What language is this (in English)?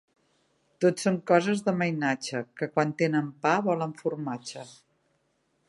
Catalan